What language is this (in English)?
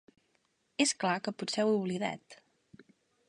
Catalan